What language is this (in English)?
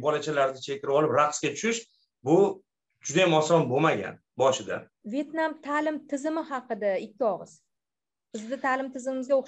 Turkish